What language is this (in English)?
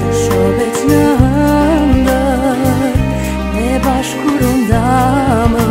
Romanian